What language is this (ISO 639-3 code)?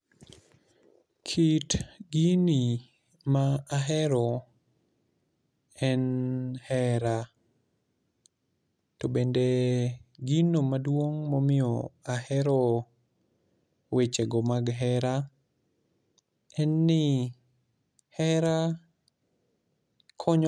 luo